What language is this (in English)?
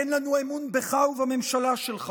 Hebrew